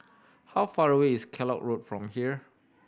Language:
English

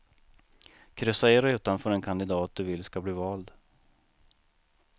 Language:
Swedish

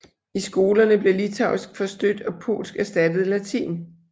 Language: Danish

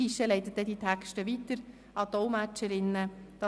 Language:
Swiss German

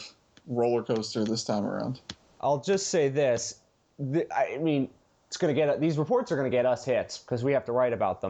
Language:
English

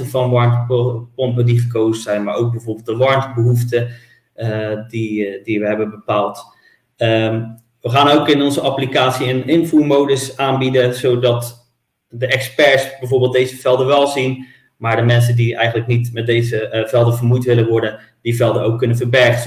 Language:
Dutch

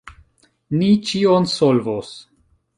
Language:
Esperanto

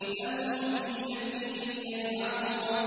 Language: Arabic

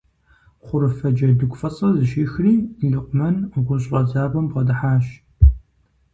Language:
Kabardian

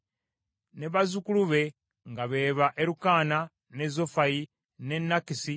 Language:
Ganda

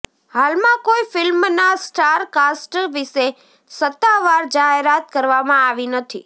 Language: Gujarati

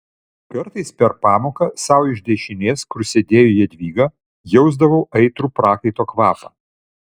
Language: Lithuanian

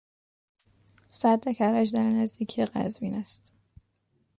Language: Persian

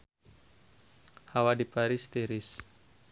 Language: Sundanese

